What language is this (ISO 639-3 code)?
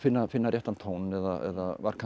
isl